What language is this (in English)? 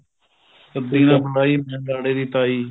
Punjabi